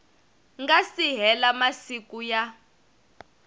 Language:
Tsonga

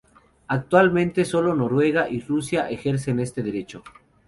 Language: Spanish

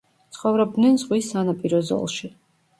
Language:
Georgian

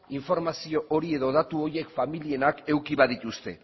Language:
Basque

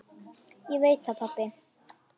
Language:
Icelandic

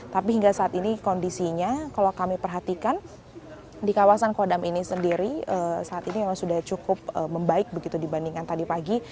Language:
Indonesian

